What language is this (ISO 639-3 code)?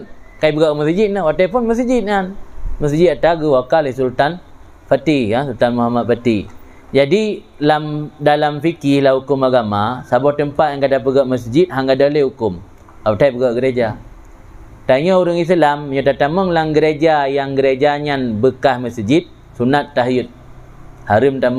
msa